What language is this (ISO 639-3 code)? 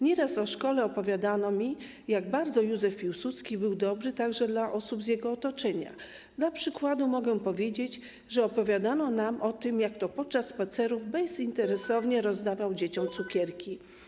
pol